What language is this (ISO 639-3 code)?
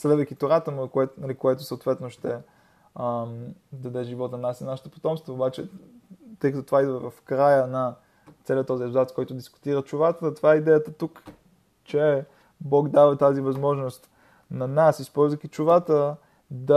bul